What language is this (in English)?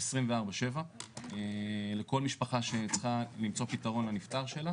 Hebrew